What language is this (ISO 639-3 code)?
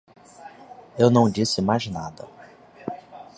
por